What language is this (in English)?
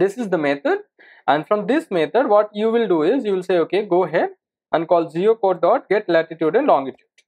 English